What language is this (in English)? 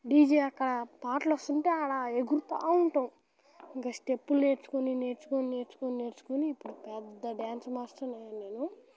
Telugu